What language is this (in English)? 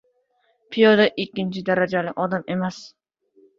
Uzbek